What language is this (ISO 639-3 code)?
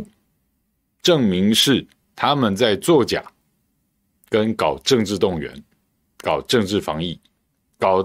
zho